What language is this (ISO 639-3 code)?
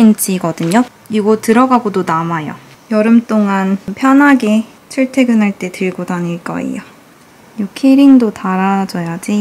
kor